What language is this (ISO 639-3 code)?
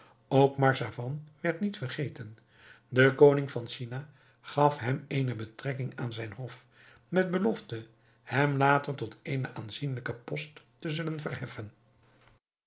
nld